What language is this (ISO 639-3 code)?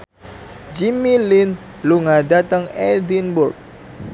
jav